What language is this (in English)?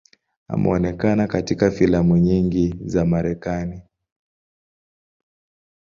Swahili